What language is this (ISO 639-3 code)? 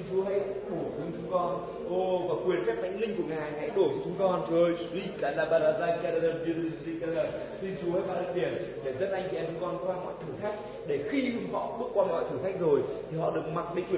vie